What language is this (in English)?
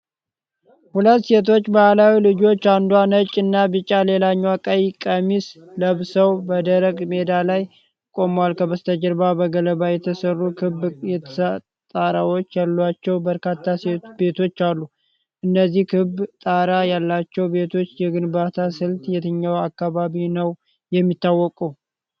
Amharic